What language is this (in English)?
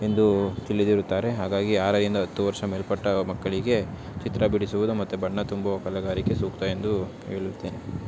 Kannada